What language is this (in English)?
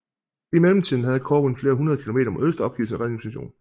Danish